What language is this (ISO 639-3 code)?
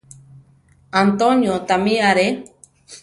tar